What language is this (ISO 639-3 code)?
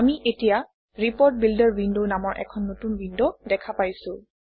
asm